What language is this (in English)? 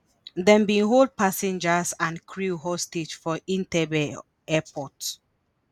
Nigerian Pidgin